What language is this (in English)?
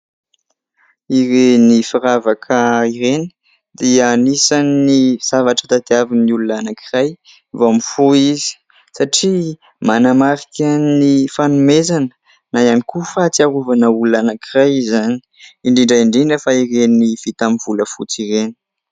Malagasy